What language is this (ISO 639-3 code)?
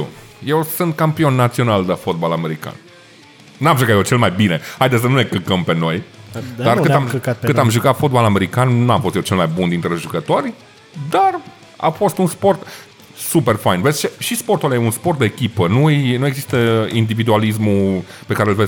ron